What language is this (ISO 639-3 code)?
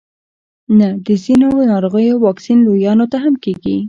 pus